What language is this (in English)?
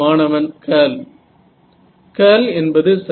Tamil